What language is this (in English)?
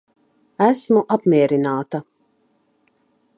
Latvian